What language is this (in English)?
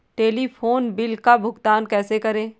Hindi